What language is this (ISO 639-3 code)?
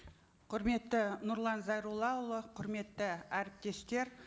kaz